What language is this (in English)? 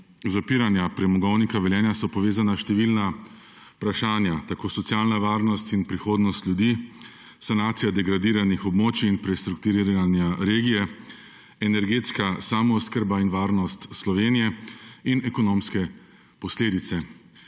Slovenian